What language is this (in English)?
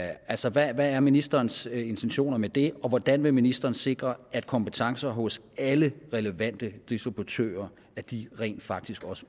Danish